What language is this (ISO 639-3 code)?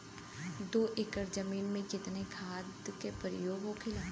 bho